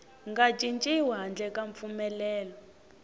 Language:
Tsonga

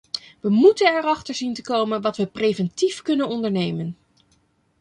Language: Dutch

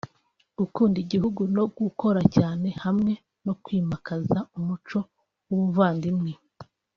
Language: Kinyarwanda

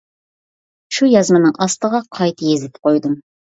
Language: Uyghur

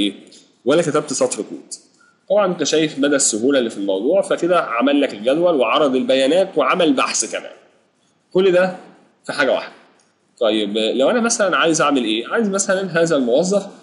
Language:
Arabic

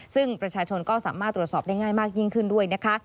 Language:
Thai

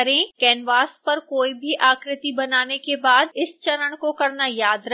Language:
Hindi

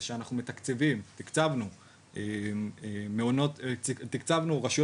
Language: Hebrew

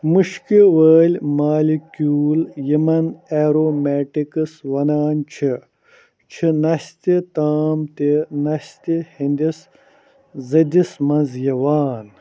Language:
Kashmiri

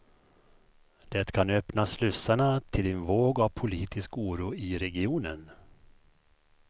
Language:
Swedish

